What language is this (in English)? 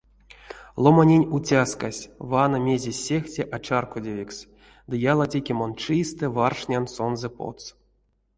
Erzya